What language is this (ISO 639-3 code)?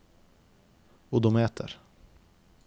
nor